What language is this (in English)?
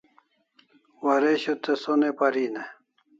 Kalasha